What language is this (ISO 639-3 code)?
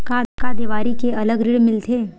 hne